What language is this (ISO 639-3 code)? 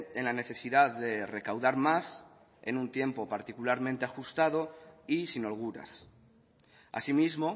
spa